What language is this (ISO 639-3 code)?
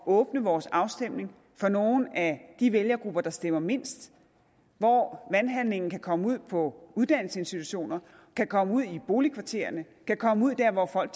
dan